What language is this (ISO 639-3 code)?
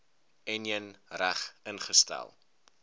afr